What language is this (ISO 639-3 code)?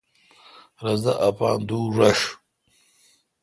xka